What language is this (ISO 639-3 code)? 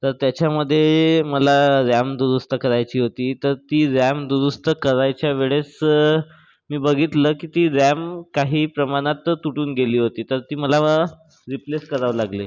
mar